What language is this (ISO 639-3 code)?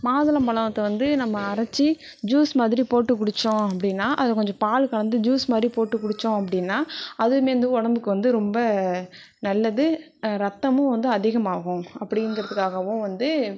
tam